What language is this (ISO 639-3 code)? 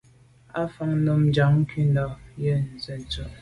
byv